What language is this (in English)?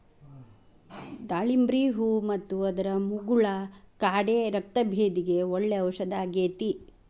Kannada